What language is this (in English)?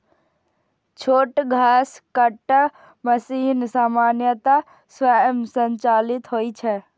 Maithili